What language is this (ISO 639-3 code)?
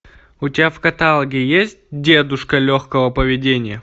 rus